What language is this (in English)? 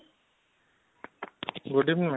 Odia